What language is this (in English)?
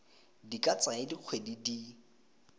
Tswana